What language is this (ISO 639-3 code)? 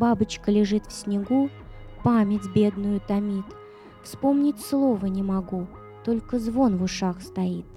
rus